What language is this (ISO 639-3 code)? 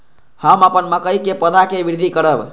mai